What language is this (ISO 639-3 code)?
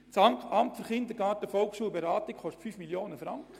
gsw